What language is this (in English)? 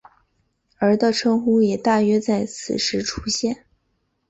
Chinese